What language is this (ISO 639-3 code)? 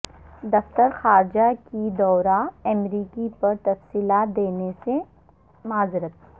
urd